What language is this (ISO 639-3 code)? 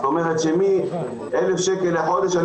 heb